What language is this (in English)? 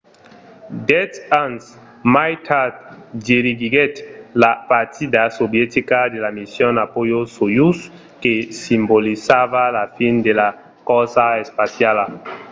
Occitan